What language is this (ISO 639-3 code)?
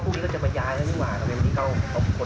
tha